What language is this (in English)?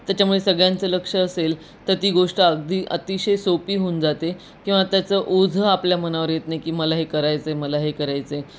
Marathi